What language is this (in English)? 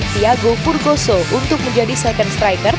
Indonesian